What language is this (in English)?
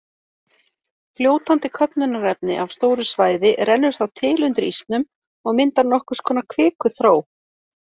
Icelandic